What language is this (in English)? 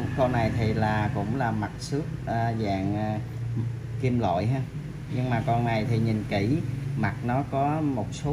Vietnamese